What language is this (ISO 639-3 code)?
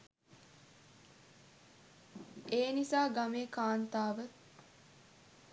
sin